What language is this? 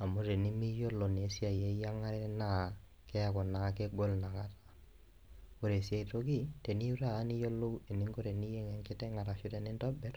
Masai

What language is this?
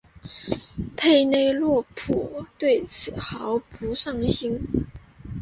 Chinese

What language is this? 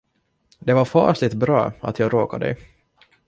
Swedish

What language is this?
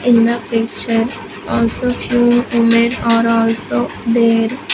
English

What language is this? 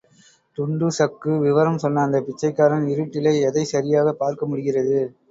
Tamil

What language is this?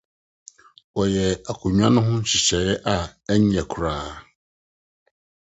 Akan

